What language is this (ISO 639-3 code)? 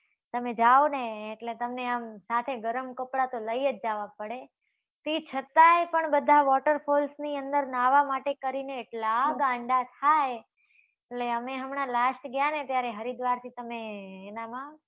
guj